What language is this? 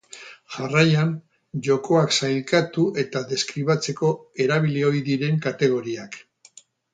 Basque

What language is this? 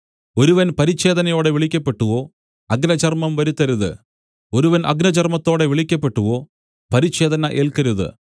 Malayalam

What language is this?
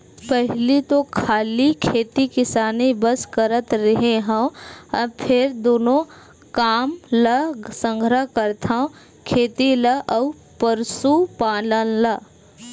Chhattisgarhi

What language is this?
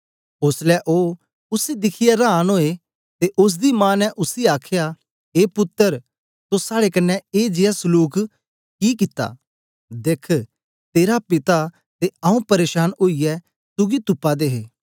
Dogri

